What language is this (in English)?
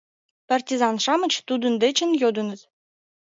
Mari